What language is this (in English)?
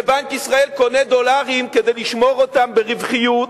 Hebrew